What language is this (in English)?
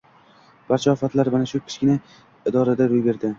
Uzbek